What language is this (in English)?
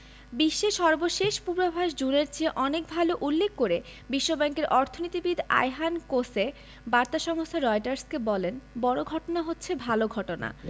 Bangla